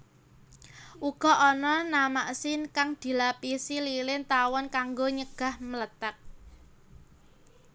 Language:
Javanese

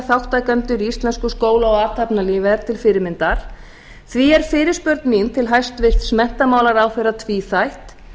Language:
Icelandic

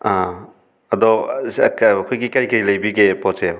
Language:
Manipuri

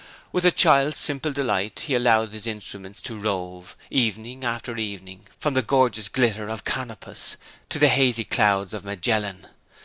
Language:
English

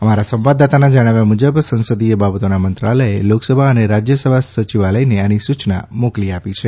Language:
Gujarati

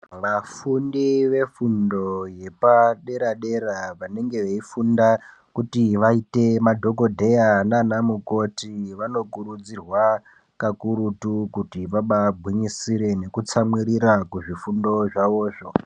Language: Ndau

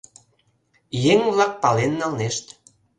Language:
Mari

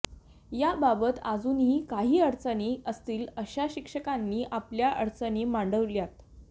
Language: Marathi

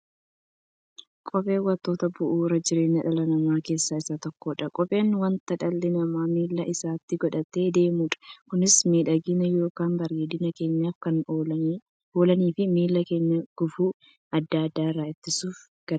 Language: Oromo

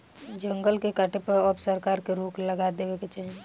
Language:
Bhojpuri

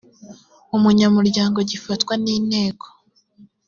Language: Kinyarwanda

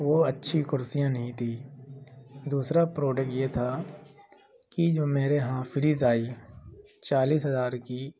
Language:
Urdu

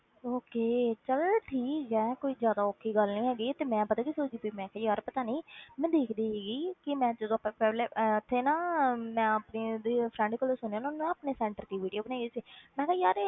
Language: Punjabi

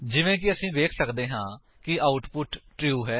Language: Punjabi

